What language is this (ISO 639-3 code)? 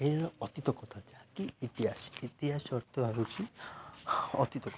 ori